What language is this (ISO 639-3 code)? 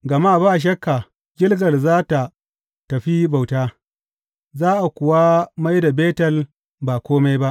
hau